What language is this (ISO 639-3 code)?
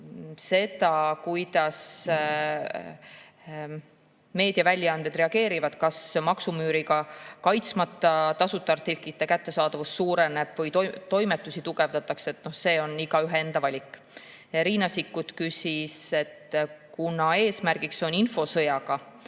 est